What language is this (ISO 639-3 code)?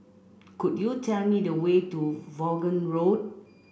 eng